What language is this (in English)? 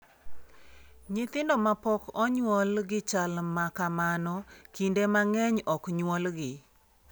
Luo (Kenya and Tanzania)